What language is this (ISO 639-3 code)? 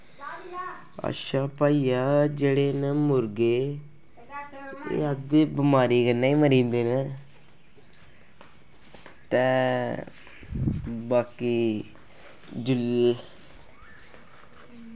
doi